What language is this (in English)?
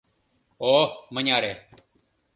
Mari